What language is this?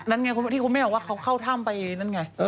Thai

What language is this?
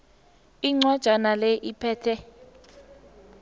South Ndebele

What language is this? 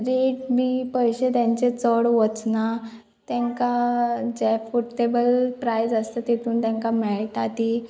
Konkani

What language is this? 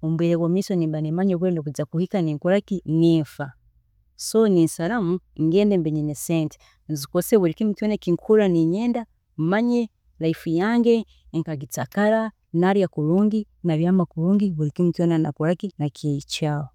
Tooro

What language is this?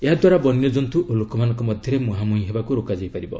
Odia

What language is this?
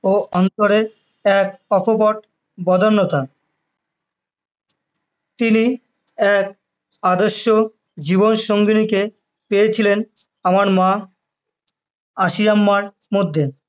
Bangla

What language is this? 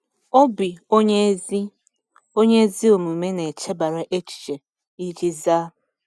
Igbo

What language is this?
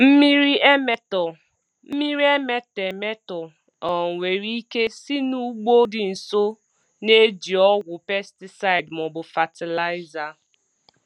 Igbo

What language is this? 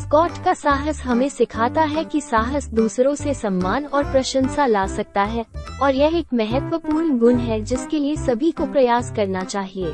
Hindi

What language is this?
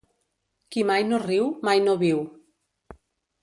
Catalan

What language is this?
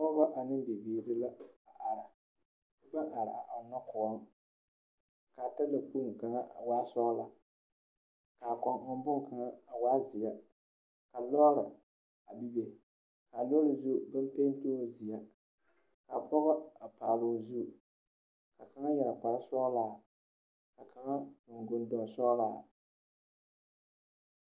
Southern Dagaare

